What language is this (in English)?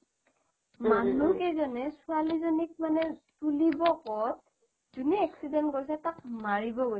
Assamese